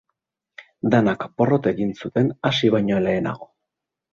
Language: Basque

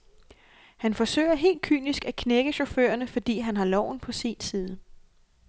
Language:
Danish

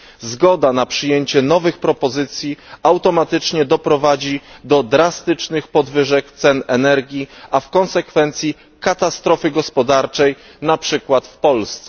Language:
Polish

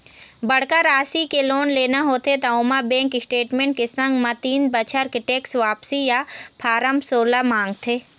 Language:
Chhattisgarhi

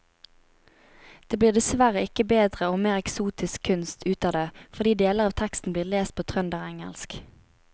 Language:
Norwegian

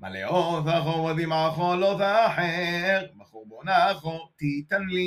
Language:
Hebrew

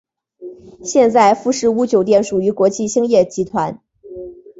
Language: Chinese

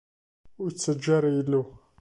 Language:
Kabyle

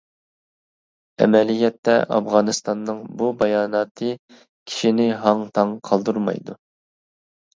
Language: Uyghur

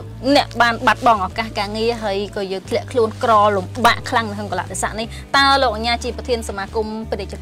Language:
Vietnamese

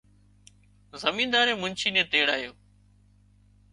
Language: Wadiyara Koli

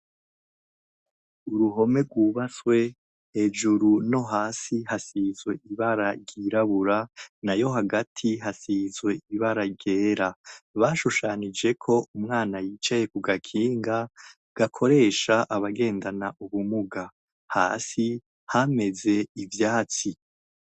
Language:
Rundi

